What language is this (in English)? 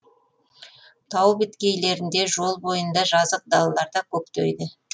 Kazakh